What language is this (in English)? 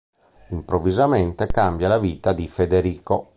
Italian